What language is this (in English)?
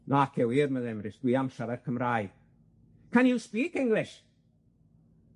Welsh